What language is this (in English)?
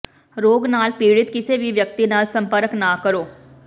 Punjabi